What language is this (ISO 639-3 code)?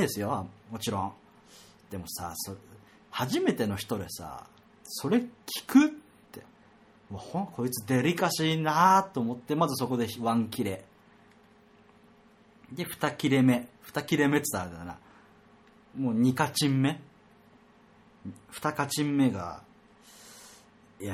jpn